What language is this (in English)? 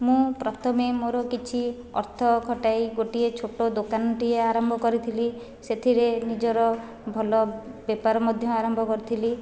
Odia